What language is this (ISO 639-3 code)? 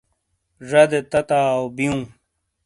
scl